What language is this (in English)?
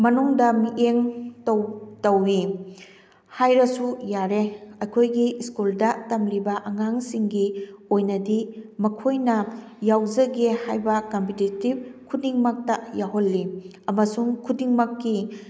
Manipuri